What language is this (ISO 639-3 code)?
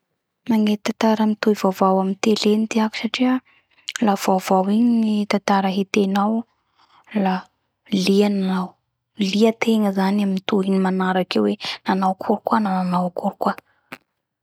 bhr